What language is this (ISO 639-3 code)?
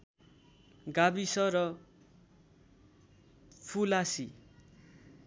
nep